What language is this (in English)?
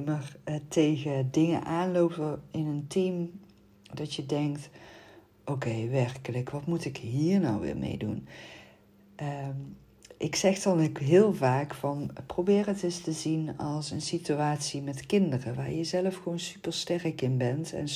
Dutch